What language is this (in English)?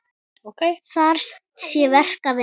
Icelandic